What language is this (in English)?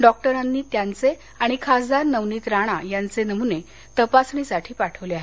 Marathi